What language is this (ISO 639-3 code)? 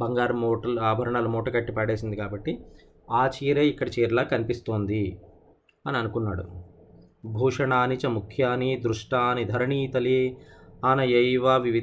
tel